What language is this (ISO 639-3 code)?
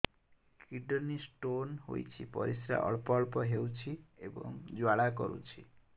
ori